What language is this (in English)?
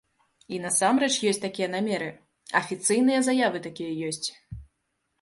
Belarusian